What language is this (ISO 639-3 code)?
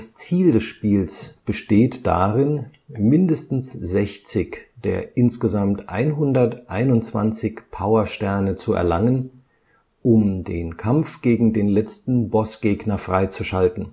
deu